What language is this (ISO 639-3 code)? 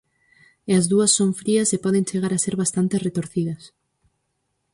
glg